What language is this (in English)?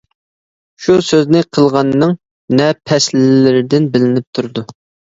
Uyghur